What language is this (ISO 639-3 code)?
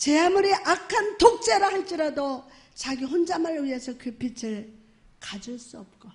kor